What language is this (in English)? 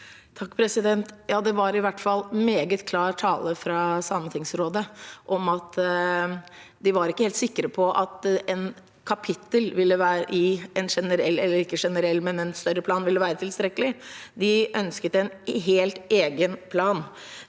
Norwegian